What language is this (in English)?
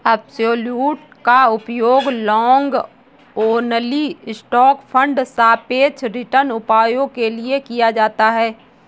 Hindi